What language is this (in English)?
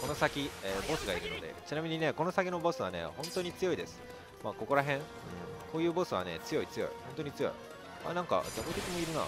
Japanese